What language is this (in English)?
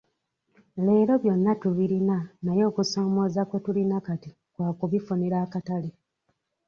Ganda